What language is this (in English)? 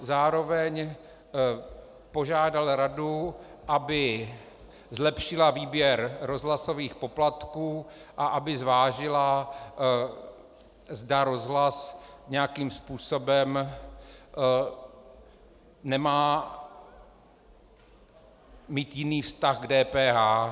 Czech